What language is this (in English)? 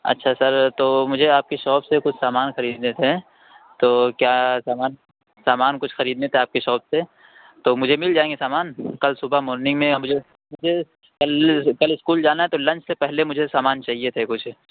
Urdu